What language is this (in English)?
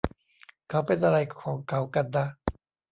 Thai